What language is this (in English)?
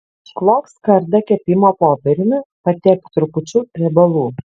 Lithuanian